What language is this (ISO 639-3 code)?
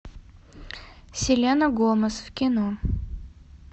rus